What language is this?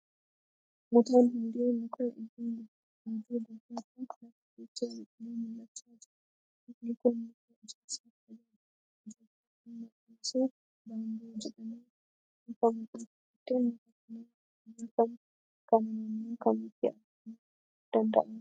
Oromo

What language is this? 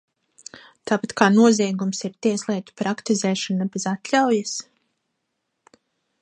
Latvian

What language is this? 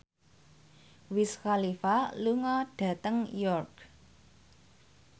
Javanese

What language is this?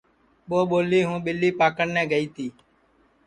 Sansi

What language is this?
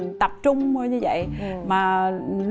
Vietnamese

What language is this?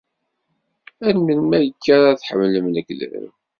Kabyle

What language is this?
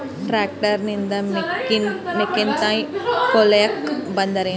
Kannada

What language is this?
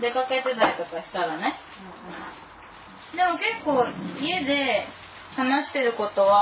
Japanese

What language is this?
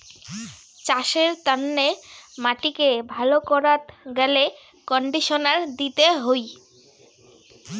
Bangla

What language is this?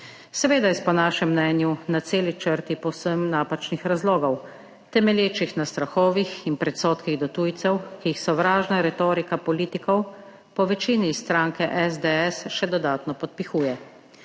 Slovenian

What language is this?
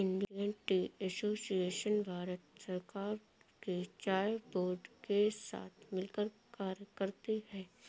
Hindi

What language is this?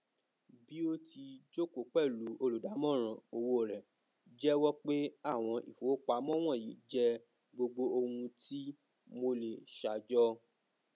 Yoruba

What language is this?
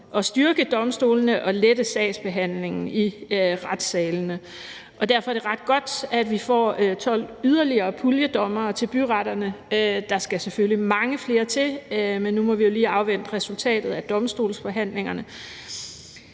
Danish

